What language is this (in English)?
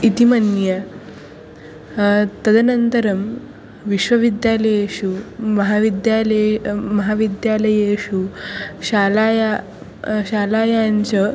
Sanskrit